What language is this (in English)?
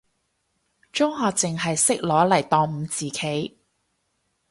Cantonese